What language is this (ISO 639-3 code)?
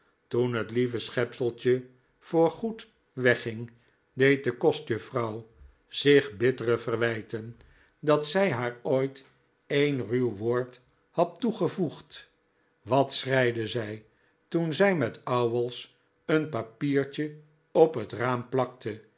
nld